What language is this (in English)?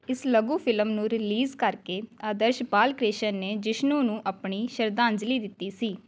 Punjabi